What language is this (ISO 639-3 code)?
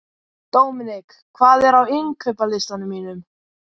isl